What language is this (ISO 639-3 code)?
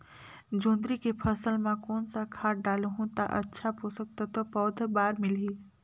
hne